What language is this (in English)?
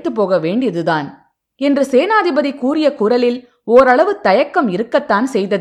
Tamil